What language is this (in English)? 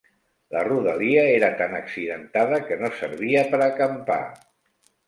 Catalan